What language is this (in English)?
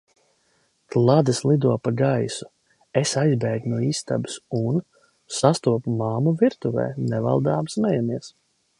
Latvian